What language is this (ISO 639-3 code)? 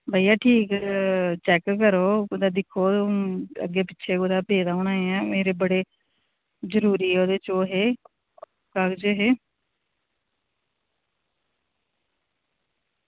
doi